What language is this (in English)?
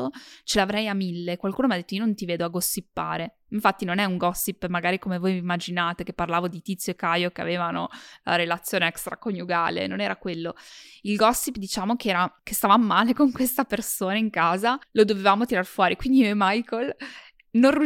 Italian